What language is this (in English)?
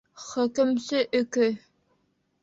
Bashkir